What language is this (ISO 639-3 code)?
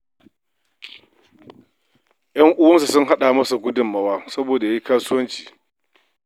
hau